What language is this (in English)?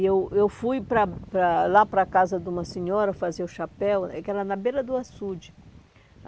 Portuguese